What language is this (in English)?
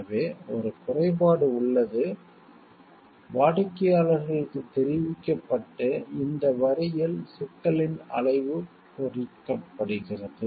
Tamil